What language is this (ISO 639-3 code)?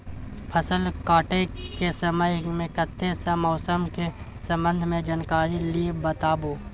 mai